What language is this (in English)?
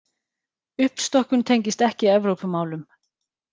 Icelandic